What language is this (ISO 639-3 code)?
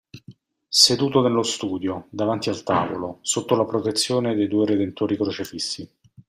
ita